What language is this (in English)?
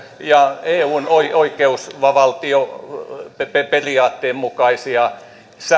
Finnish